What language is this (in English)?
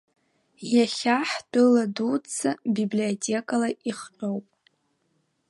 Abkhazian